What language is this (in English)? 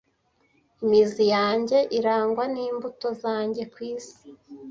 Kinyarwanda